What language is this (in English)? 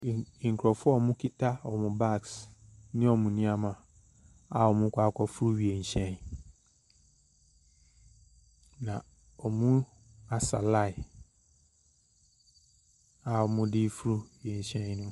Akan